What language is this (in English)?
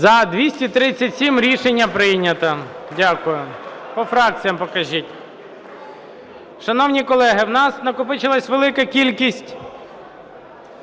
Ukrainian